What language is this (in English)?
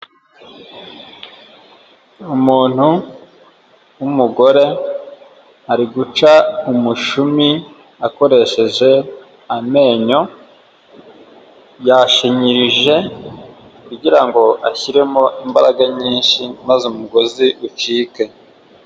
Kinyarwanda